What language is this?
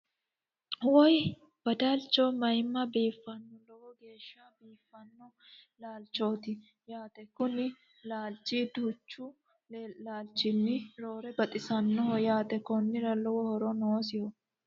Sidamo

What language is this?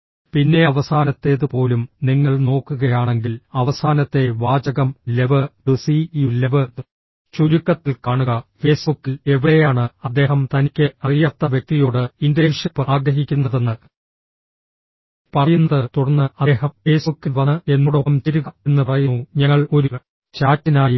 Malayalam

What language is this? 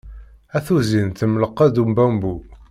Kabyle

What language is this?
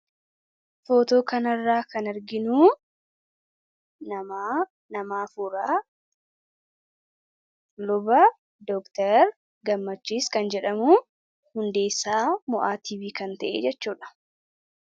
Oromo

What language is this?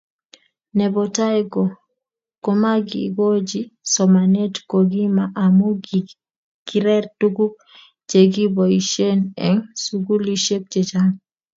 Kalenjin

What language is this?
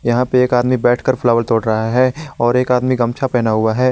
Hindi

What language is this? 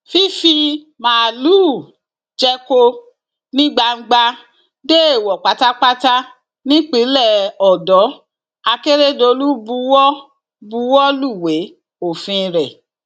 Yoruba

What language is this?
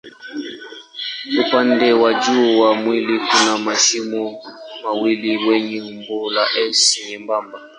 Swahili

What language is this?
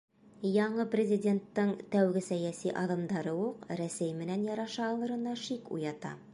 Bashkir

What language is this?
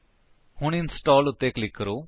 Punjabi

